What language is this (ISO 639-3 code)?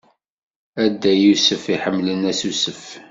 kab